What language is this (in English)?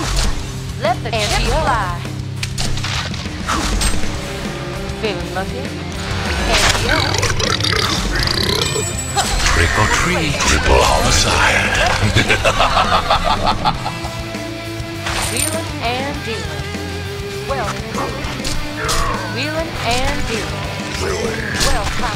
English